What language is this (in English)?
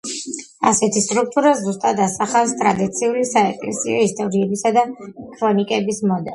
Georgian